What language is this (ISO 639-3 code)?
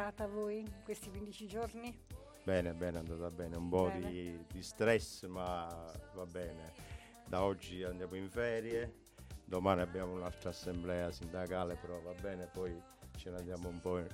ita